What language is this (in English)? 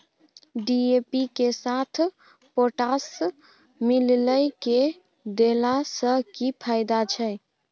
Maithili